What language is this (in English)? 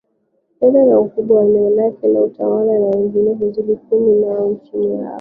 Swahili